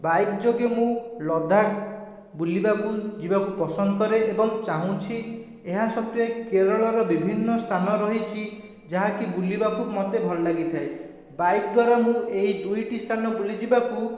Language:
Odia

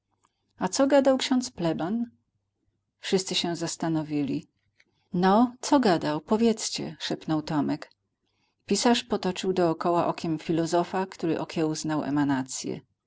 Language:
Polish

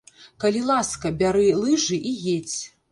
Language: Belarusian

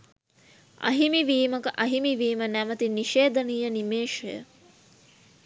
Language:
Sinhala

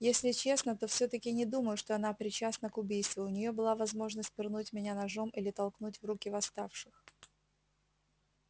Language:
Russian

